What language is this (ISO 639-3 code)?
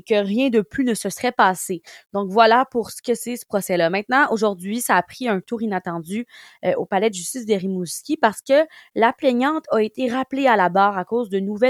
fra